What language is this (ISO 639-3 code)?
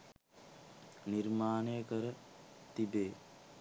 sin